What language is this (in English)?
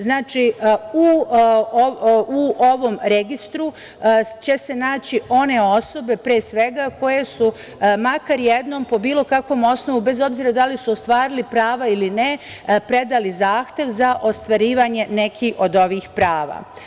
Serbian